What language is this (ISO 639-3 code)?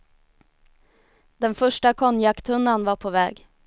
swe